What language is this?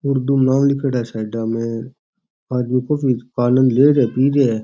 Rajasthani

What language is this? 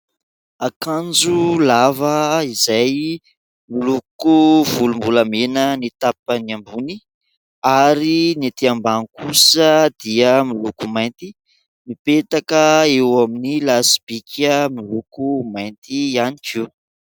Malagasy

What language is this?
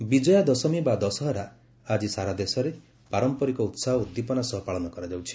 Odia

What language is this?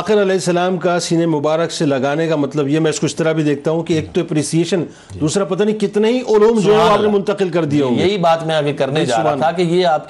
Urdu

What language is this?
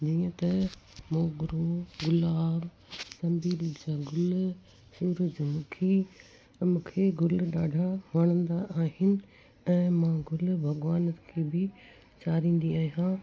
Sindhi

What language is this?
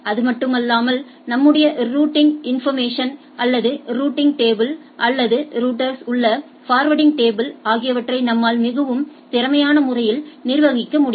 Tamil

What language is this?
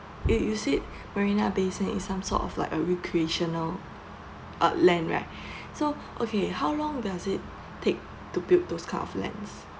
English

